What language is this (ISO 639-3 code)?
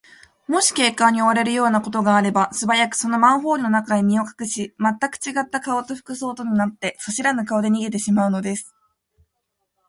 jpn